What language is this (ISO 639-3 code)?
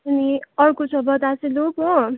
nep